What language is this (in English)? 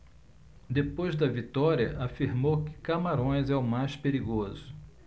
Portuguese